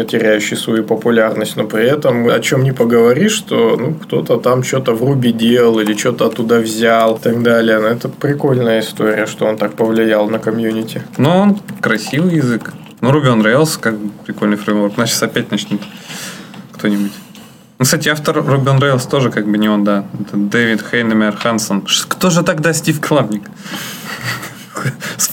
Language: Russian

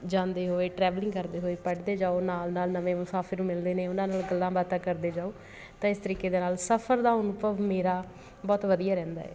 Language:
Punjabi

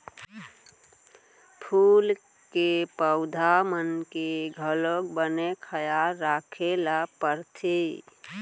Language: Chhattisgarhi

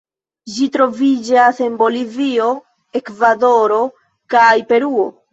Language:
Esperanto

